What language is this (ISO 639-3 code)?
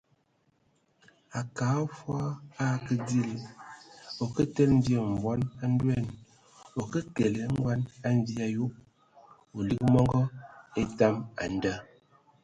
ewo